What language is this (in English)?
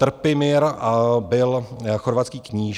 Czech